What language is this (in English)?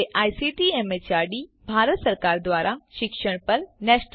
Gujarati